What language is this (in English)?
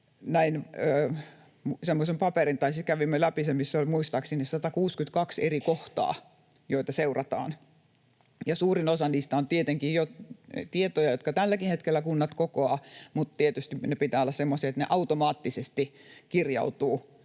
Finnish